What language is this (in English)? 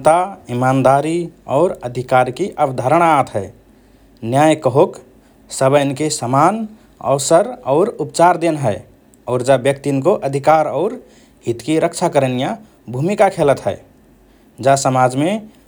Rana Tharu